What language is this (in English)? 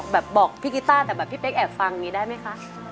Thai